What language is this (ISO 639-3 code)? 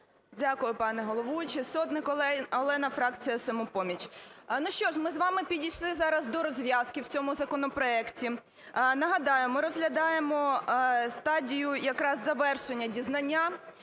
ukr